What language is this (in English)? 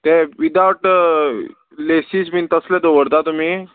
Konkani